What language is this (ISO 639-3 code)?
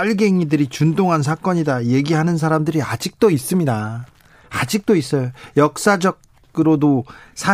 kor